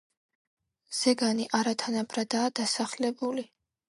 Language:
Georgian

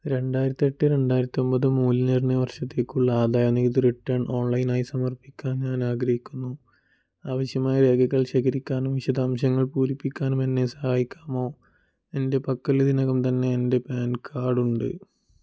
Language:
Malayalam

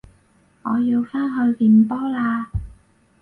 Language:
Cantonese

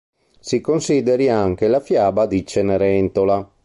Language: Italian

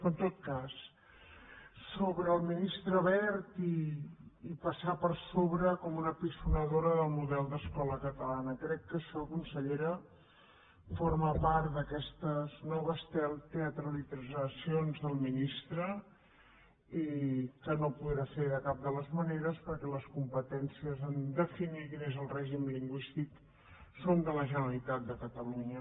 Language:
Catalan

